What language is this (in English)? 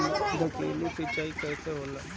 Bhojpuri